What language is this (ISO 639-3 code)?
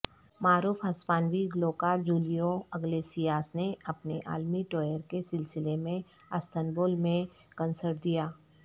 urd